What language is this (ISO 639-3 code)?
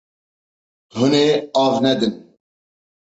kur